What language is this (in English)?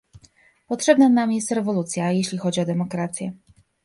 Polish